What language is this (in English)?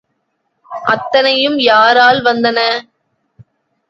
Tamil